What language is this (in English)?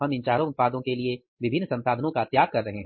Hindi